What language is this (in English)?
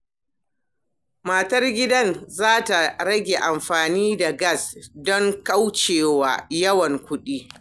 Hausa